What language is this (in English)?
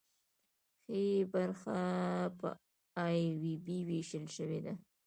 Pashto